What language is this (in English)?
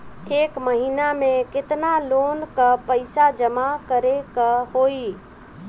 Bhojpuri